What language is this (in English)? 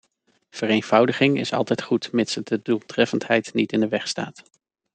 Dutch